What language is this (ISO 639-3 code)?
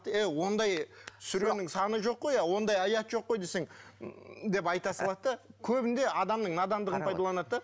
kaz